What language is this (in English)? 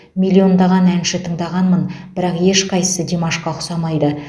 Kazakh